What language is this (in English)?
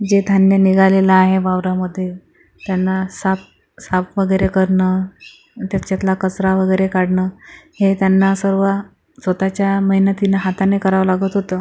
Marathi